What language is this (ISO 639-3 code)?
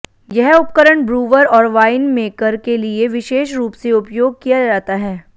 hin